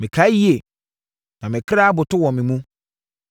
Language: Akan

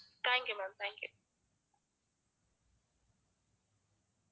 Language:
Tamil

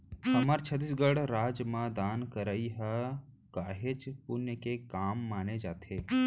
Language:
Chhattisgarhi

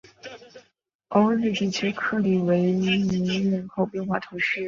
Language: Chinese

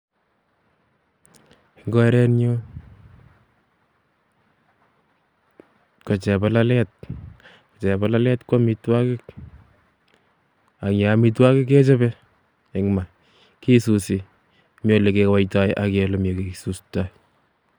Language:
Kalenjin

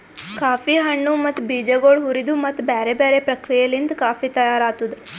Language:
Kannada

